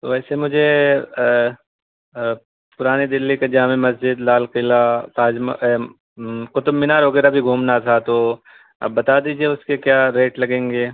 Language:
Urdu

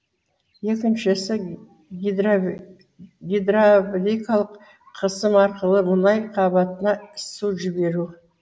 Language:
Kazakh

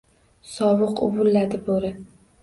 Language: Uzbek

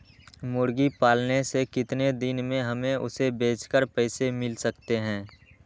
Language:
Magahi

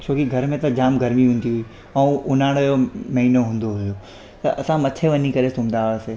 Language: Sindhi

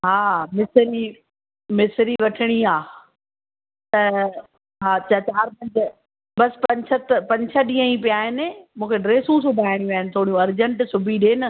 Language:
Sindhi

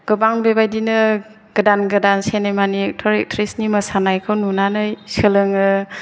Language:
Bodo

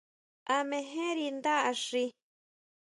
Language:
Huautla Mazatec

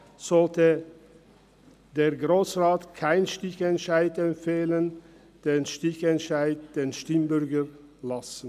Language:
Swiss German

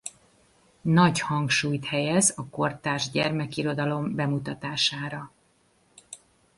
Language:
Hungarian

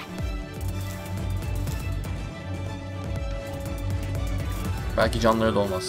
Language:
Turkish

